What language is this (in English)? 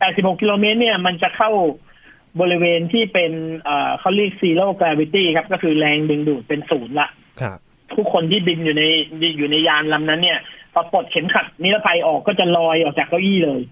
Thai